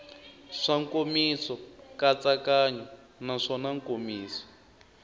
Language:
Tsonga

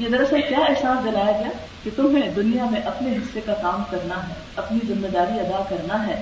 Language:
Urdu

